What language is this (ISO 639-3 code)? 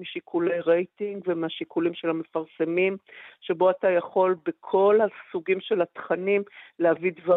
heb